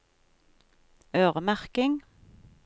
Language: Norwegian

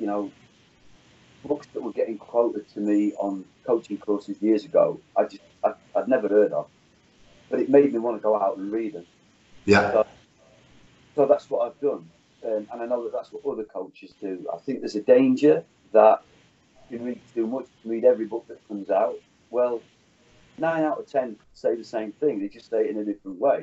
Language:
English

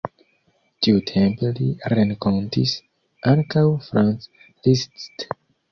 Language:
Esperanto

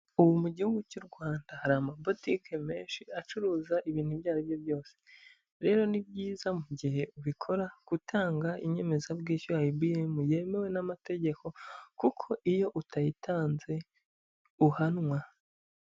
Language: Kinyarwanda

